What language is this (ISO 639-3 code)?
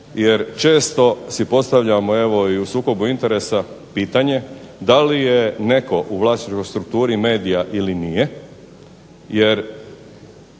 hrv